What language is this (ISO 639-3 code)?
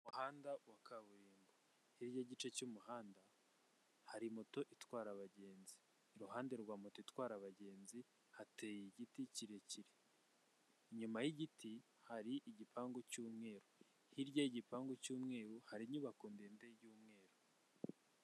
kin